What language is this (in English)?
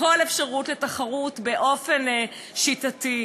Hebrew